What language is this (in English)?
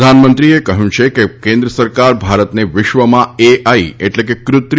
Gujarati